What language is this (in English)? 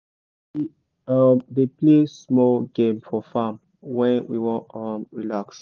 Nigerian Pidgin